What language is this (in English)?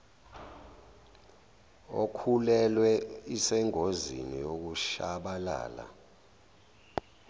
Zulu